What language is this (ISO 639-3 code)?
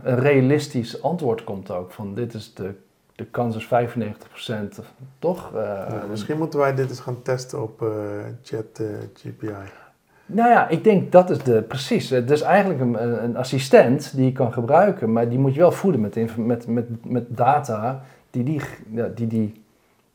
nld